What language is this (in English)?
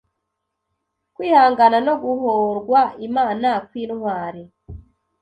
Kinyarwanda